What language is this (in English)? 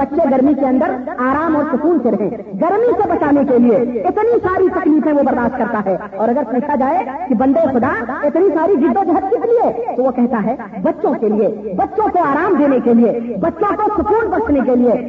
Urdu